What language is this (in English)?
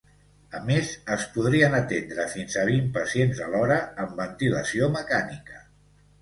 Catalan